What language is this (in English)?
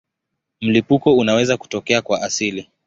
Swahili